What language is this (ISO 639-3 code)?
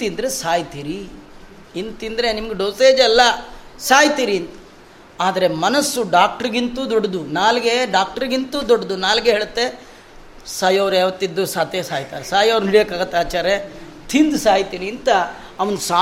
kan